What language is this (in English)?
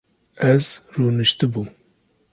Kurdish